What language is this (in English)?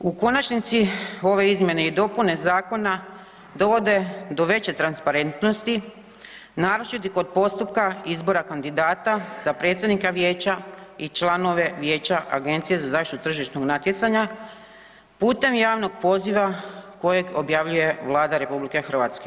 Croatian